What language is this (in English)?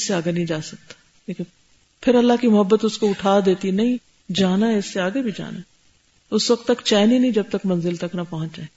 Urdu